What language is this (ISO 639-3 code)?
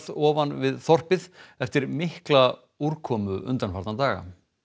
isl